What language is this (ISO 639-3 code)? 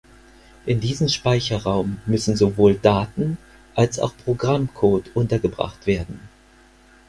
deu